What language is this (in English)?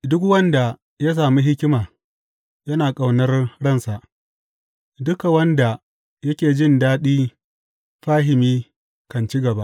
Hausa